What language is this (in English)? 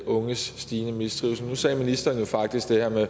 Danish